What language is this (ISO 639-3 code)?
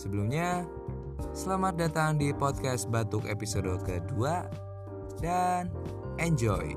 ind